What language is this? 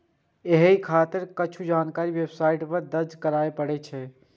Maithili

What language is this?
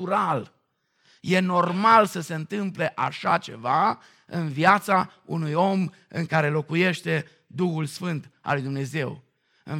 Romanian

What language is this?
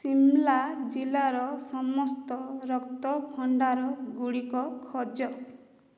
Odia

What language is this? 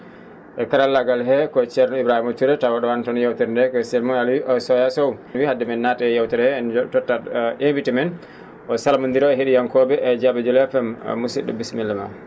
Fula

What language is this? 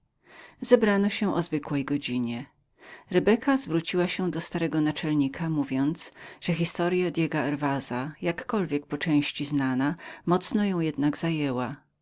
Polish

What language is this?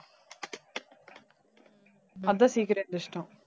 Tamil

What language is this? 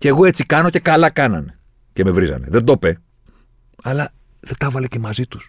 Greek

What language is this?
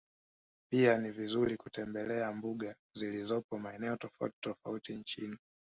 Swahili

